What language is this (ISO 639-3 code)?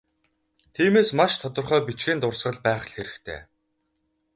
mon